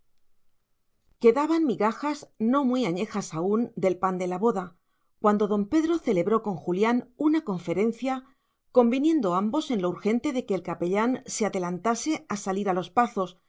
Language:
Spanish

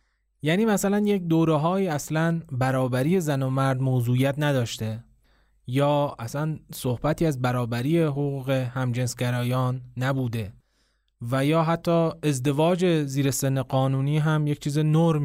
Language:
Persian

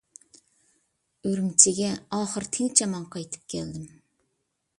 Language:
Uyghur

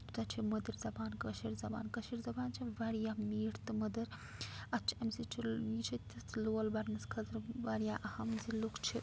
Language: Kashmiri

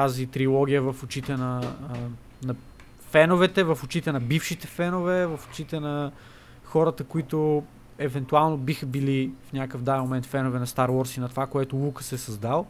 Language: Bulgarian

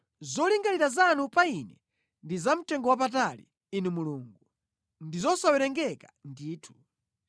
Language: Nyanja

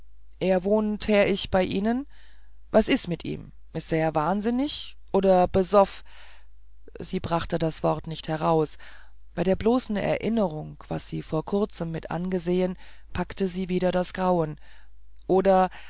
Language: German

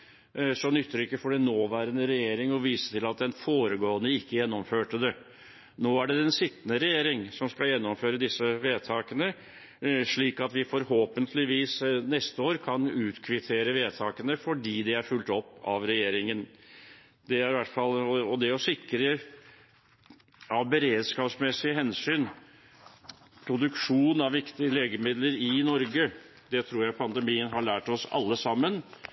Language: Norwegian Bokmål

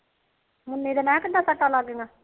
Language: Punjabi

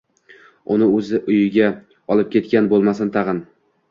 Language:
Uzbek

